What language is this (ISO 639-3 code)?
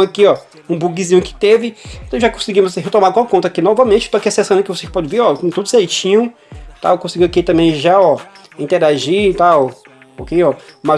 por